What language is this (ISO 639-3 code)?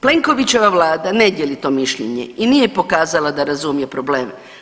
hrv